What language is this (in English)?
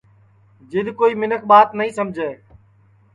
Sansi